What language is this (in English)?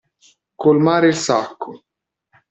Italian